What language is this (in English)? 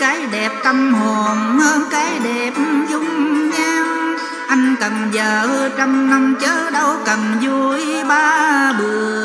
Vietnamese